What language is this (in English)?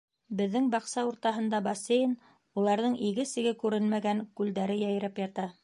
Bashkir